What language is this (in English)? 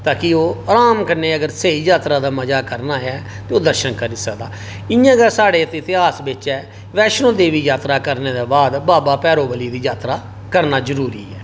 Dogri